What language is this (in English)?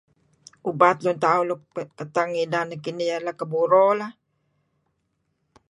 Kelabit